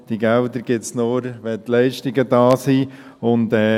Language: Swiss German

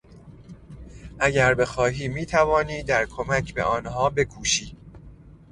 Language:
Persian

